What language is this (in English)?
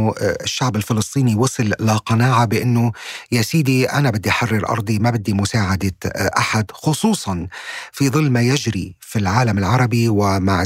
Arabic